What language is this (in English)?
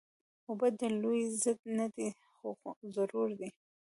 Pashto